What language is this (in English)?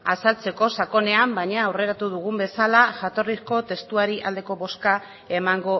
Basque